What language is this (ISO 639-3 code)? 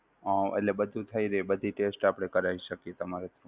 guj